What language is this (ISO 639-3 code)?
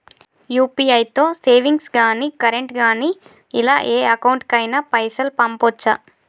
tel